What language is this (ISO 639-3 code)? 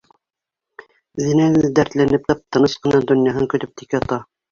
bak